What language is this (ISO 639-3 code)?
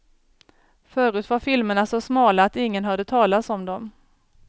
swe